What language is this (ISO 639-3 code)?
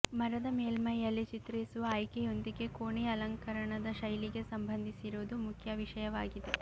kan